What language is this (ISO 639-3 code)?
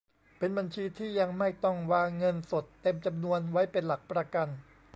tha